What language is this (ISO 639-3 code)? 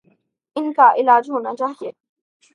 urd